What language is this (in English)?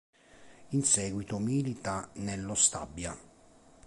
Italian